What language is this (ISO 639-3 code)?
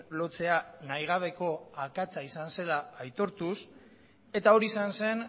eus